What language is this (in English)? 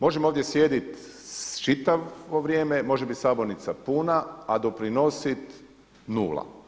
Croatian